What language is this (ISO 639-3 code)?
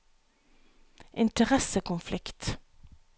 nor